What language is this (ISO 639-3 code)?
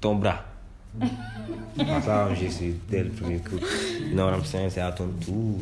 fra